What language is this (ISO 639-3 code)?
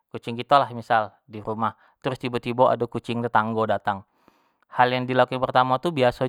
jax